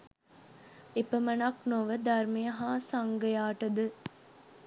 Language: Sinhala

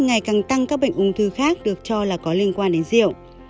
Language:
Vietnamese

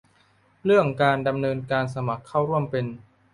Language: Thai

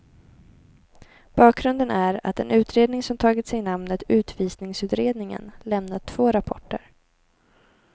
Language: Swedish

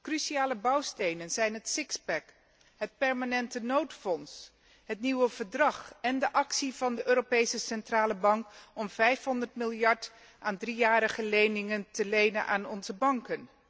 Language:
Dutch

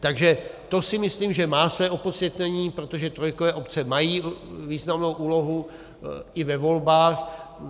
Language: Czech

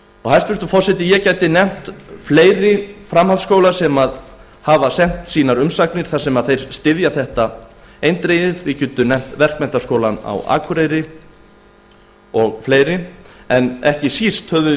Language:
Icelandic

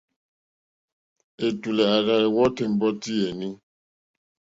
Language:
Mokpwe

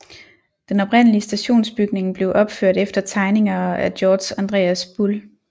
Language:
Danish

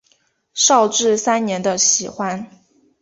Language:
Chinese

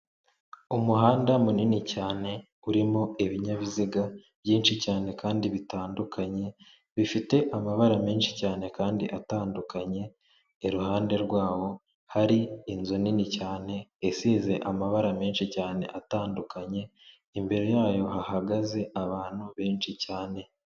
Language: Kinyarwanda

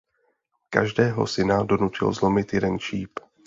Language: Czech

